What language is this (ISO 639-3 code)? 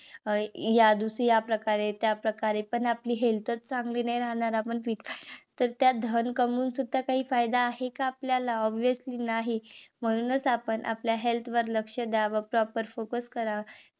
mar